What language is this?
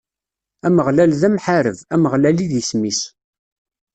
Kabyle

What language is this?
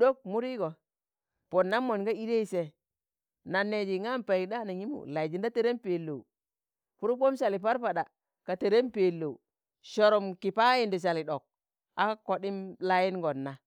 Tangale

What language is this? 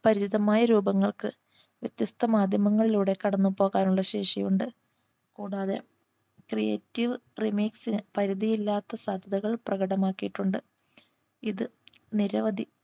Malayalam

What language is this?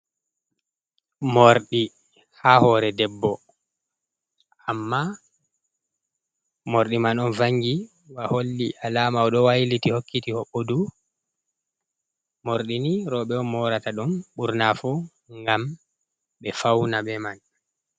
Fula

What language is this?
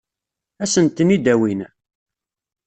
Kabyle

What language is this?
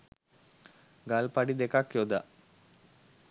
Sinhala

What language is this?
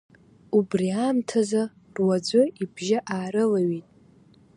Abkhazian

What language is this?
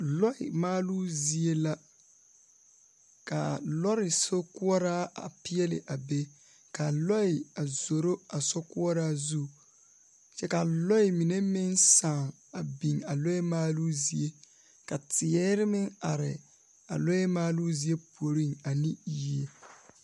Southern Dagaare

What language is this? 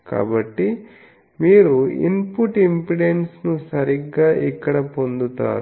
Telugu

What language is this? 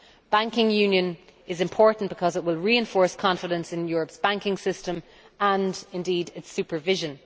English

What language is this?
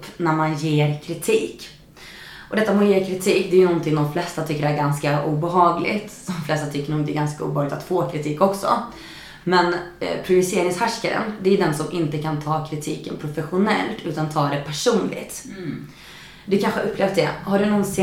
Swedish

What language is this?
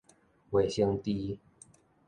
Min Nan Chinese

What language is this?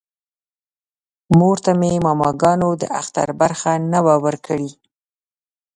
Pashto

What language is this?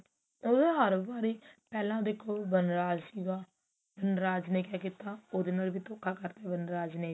Punjabi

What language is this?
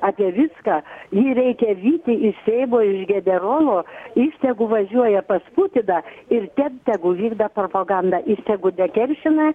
Lithuanian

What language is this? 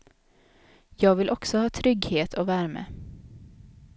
Swedish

